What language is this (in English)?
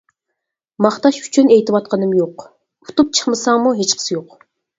Uyghur